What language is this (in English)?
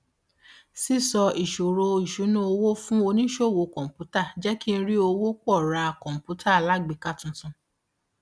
Yoruba